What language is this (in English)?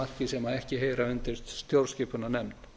Icelandic